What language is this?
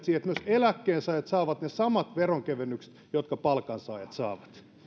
Finnish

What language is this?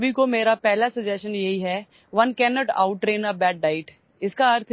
Urdu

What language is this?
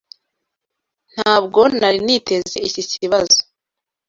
Kinyarwanda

